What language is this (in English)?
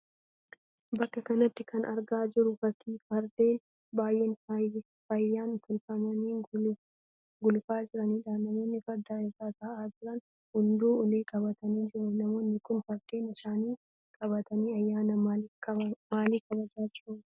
Oromo